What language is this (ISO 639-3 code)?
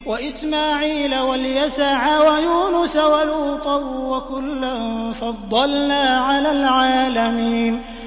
ara